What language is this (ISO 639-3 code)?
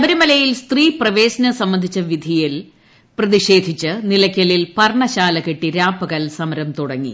mal